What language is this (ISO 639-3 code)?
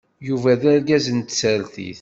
kab